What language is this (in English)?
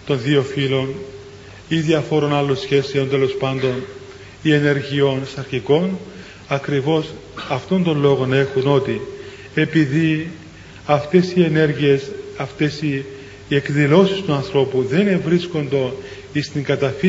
Greek